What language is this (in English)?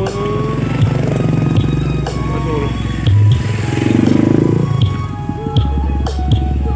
Indonesian